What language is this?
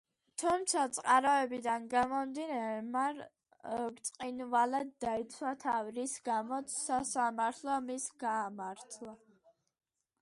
Georgian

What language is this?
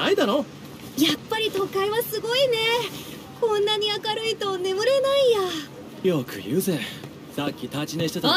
Japanese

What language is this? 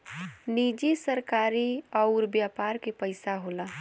Bhojpuri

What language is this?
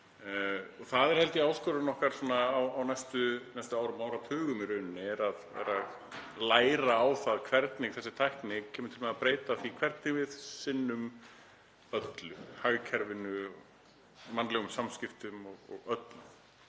Icelandic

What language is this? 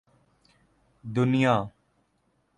Urdu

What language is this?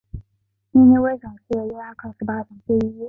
Chinese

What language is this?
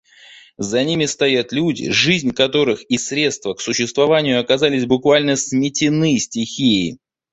Russian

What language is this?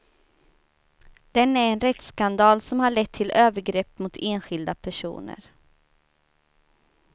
Swedish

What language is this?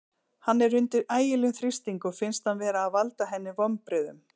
Icelandic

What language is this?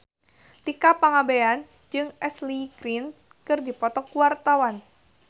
Sundanese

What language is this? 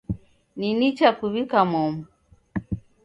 Taita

